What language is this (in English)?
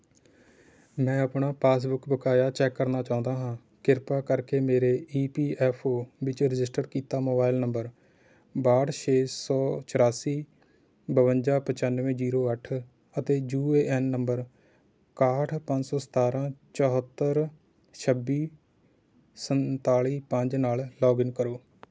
Punjabi